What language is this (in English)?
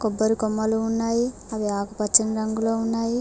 Telugu